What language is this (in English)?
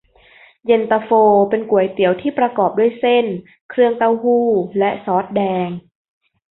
Thai